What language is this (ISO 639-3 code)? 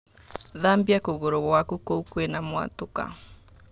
kik